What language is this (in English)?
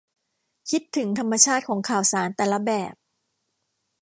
Thai